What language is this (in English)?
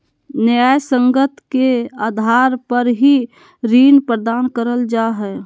Magahi